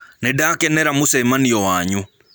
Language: Kikuyu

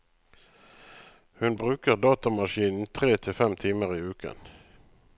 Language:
Norwegian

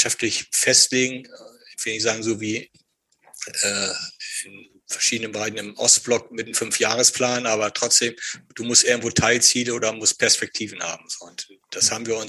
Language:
German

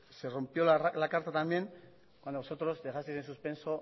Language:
Spanish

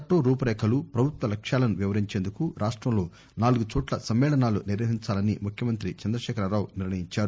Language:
Telugu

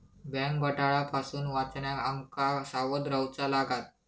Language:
Marathi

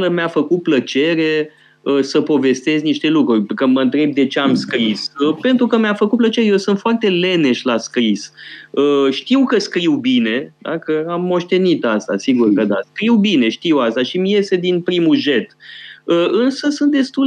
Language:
Romanian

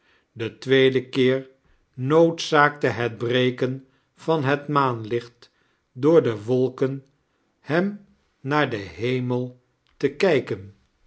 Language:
Dutch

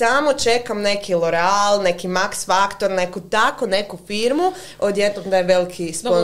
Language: Croatian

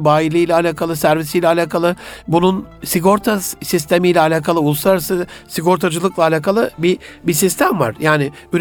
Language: Turkish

